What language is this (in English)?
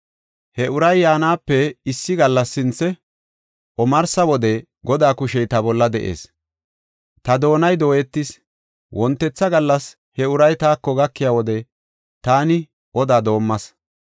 Gofa